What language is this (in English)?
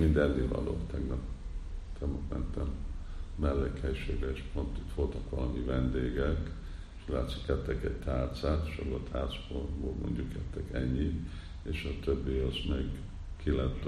Hungarian